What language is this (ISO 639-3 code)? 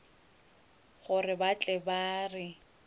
nso